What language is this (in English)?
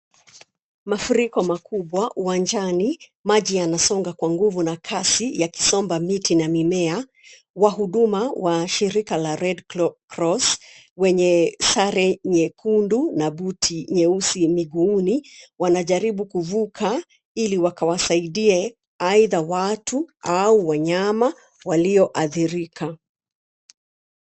Swahili